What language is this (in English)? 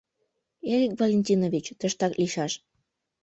Mari